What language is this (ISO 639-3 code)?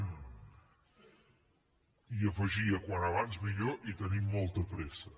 cat